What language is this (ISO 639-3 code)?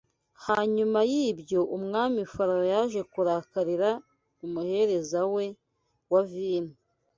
kin